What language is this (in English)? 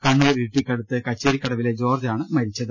Malayalam